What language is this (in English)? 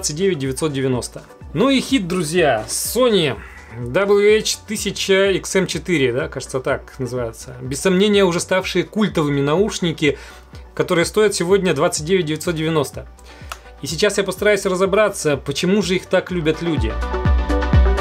Russian